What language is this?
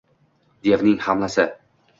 Uzbek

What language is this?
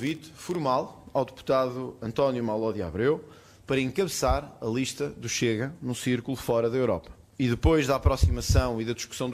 Portuguese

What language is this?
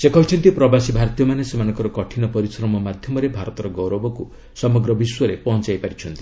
Odia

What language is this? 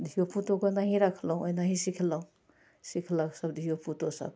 Maithili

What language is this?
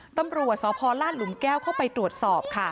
Thai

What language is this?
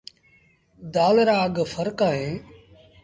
Sindhi Bhil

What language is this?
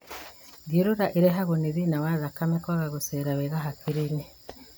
Kikuyu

